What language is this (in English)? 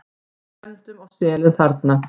Icelandic